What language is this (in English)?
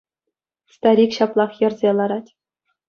Chuvash